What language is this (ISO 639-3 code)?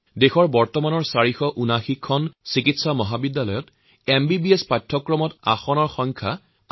asm